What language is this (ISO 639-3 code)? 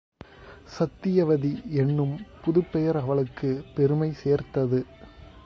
tam